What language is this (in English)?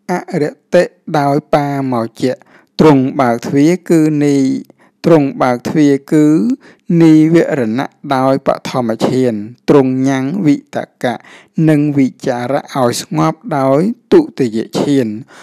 Thai